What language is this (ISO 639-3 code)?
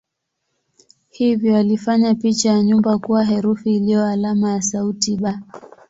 swa